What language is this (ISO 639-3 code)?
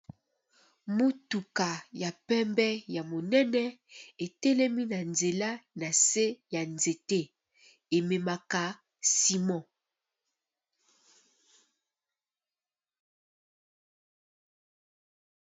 lin